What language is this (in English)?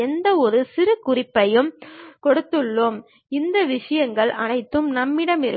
Tamil